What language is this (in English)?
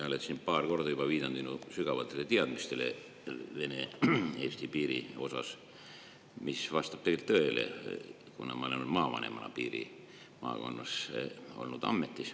Estonian